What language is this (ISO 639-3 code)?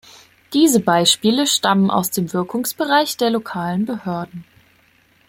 deu